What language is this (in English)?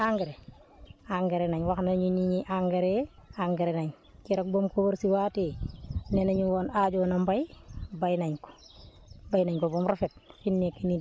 Wolof